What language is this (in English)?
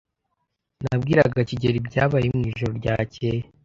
Kinyarwanda